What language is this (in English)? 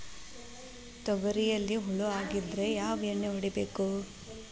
Kannada